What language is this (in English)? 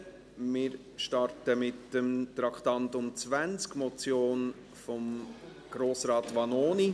Swiss German